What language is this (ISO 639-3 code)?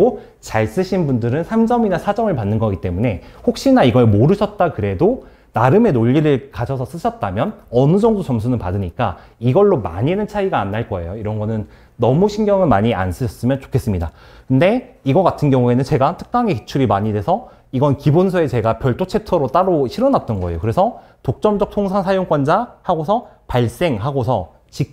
kor